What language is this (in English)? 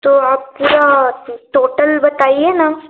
Hindi